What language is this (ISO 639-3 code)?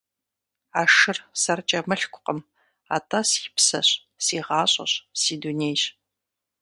kbd